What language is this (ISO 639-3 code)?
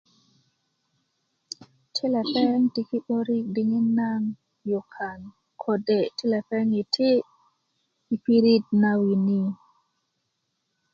ukv